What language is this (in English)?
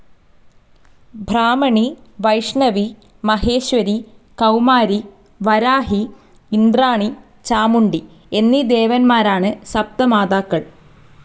Malayalam